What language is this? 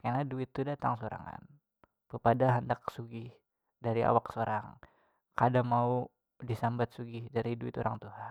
Banjar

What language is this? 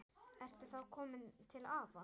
Icelandic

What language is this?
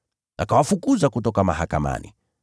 Swahili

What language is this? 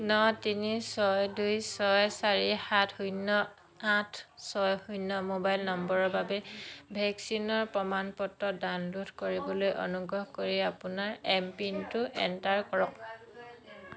Assamese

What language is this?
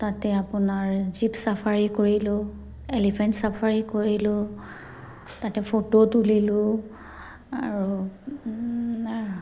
Assamese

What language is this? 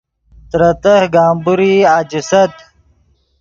Yidgha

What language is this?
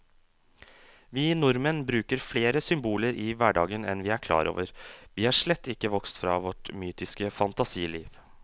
Norwegian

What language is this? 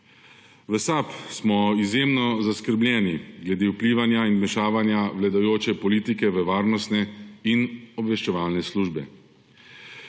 Slovenian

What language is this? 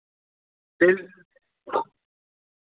Kashmiri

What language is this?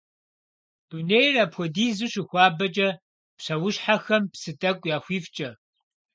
Kabardian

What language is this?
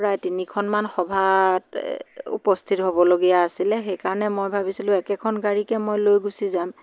Assamese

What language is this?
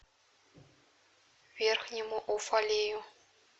Russian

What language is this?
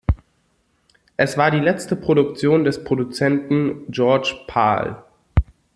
German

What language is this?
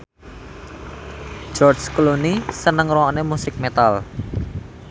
Javanese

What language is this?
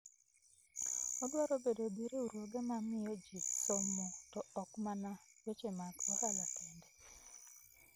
Luo (Kenya and Tanzania)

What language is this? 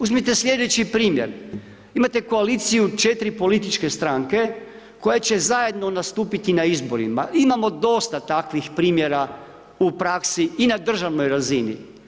Croatian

